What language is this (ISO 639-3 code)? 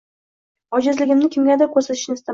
uzb